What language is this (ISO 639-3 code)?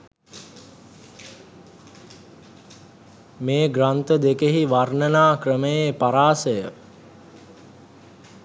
sin